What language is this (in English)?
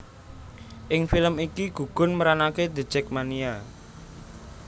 Javanese